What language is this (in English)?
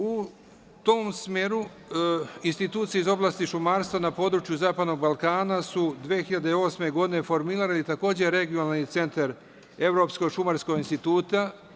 Serbian